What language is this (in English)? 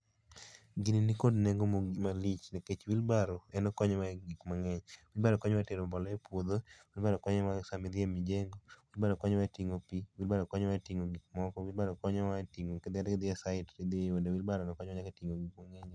Luo (Kenya and Tanzania)